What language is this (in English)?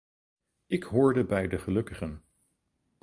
Dutch